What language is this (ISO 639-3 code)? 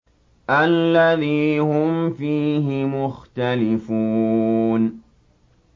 ara